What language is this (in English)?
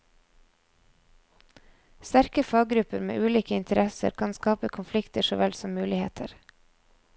Norwegian